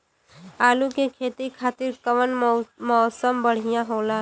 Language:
Bhojpuri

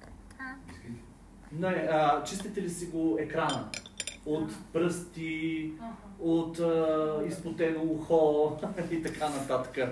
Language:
Bulgarian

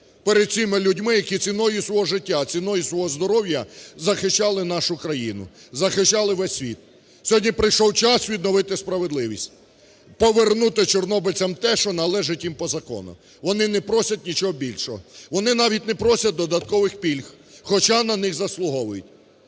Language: Ukrainian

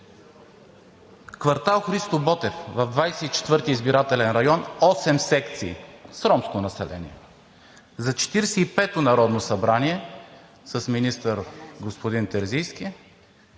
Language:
Bulgarian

